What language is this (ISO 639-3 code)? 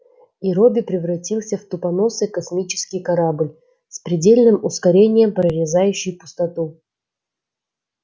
rus